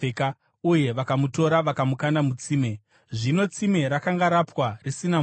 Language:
Shona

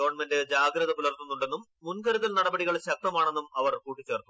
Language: Malayalam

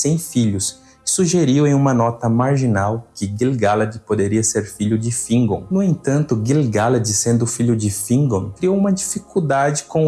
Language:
Portuguese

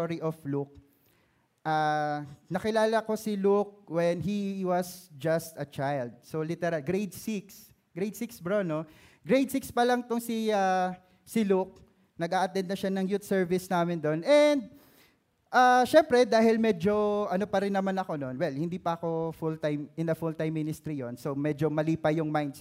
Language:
Filipino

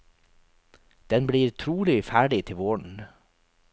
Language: Norwegian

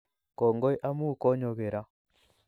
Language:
Kalenjin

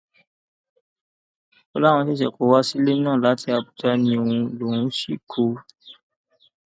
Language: Yoruba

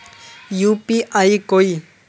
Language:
Magahi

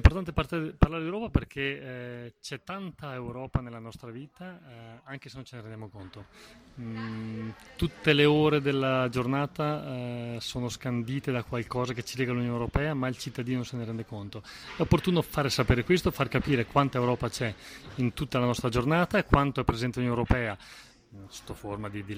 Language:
Italian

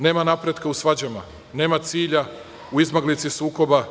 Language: Serbian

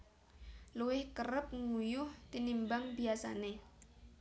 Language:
Javanese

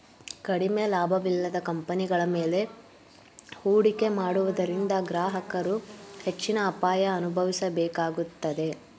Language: Kannada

